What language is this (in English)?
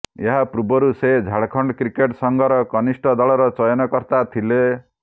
Odia